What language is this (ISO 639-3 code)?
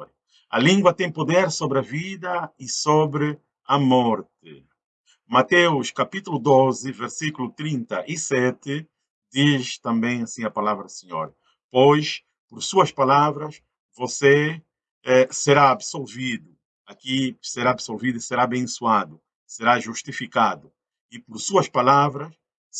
por